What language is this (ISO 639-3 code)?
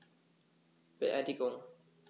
deu